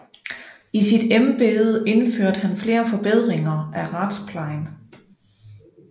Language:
Danish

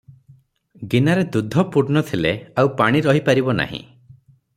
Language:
Odia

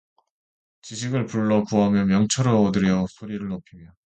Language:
Korean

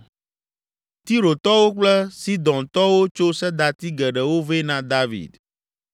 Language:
Ewe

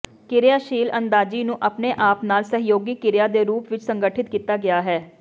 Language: Punjabi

